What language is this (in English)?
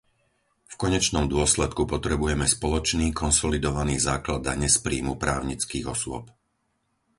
Slovak